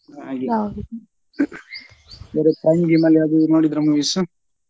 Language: Kannada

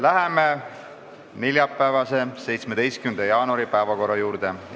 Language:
Estonian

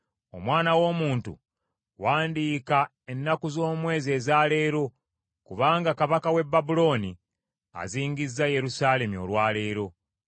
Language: Ganda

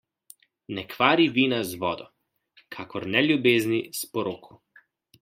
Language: Slovenian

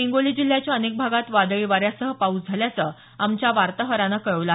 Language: Marathi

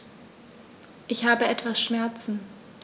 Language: German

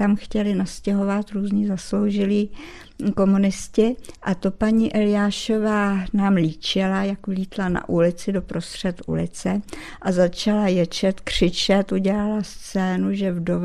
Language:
Czech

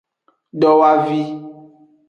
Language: Aja (Benin)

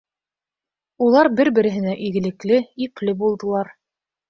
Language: Bashkir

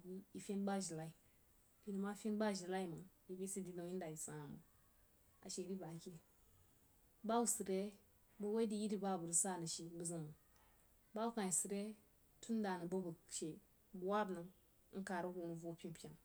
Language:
Jiba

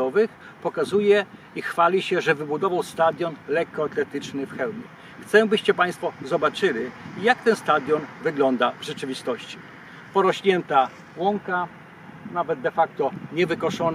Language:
Polish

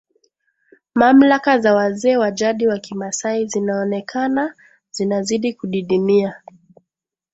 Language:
Swahili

